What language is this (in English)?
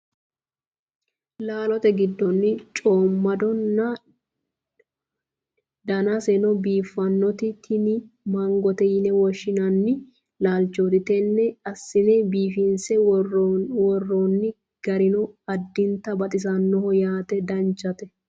Sidamo